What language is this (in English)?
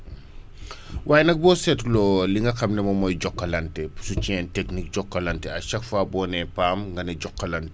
Wolof